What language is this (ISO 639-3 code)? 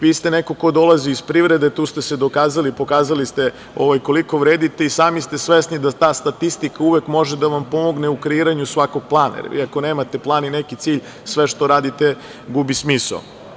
srp